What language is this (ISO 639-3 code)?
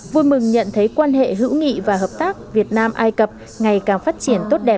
vie